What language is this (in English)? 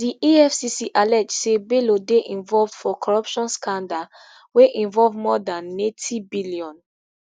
Nigerian Pidgin